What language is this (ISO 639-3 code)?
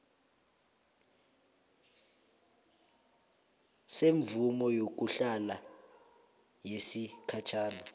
nbl